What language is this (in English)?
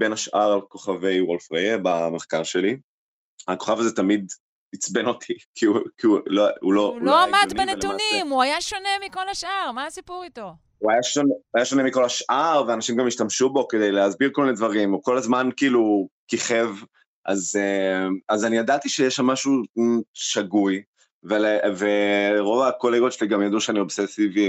Hebrew